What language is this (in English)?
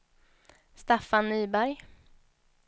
Swedish